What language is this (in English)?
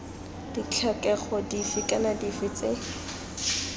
Tswana